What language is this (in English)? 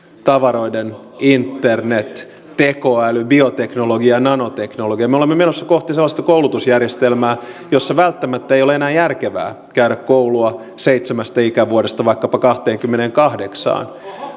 Finnish